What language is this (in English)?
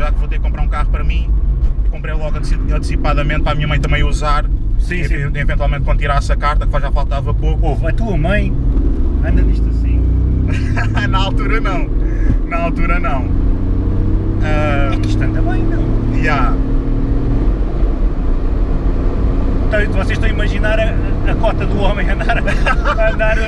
Portuguese